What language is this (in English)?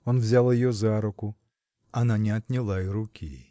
Russian